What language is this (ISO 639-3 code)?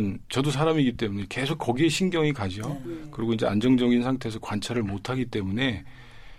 kor